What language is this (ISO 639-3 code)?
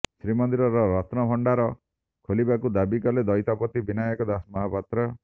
ori